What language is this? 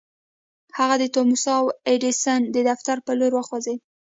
Pashto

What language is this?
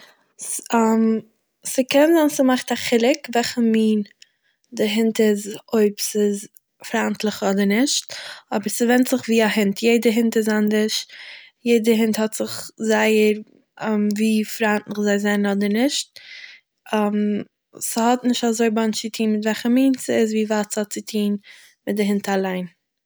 Yiddish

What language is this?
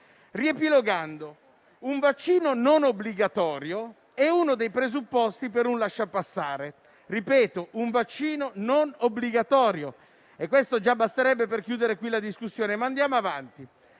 Italian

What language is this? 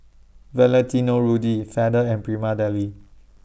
English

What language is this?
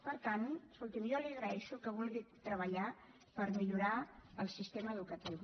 Catalan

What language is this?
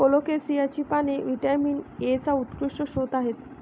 Marathi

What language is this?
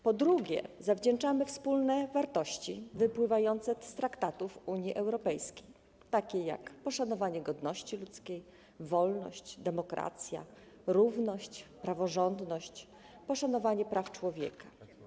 Polish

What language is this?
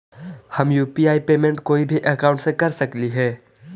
Magahi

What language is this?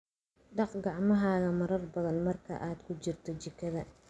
Somali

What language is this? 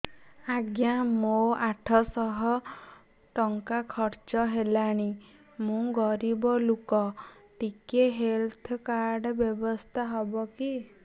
Odia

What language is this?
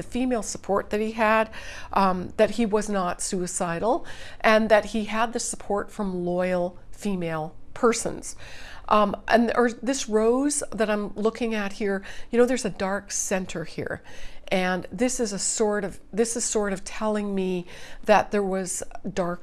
English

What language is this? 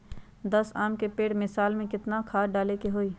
Magahi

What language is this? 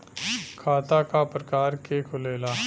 Bhojpuri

